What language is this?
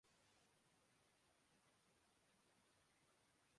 Urdu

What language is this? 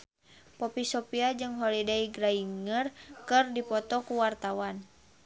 Sundanese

